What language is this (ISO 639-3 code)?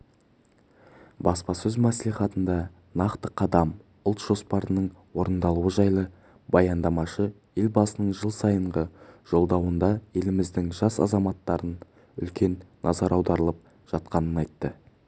kaz